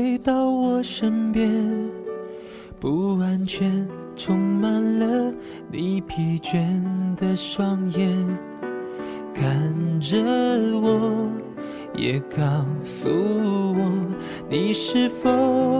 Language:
Chinese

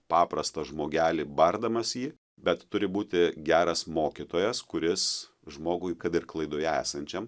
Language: Lithuanian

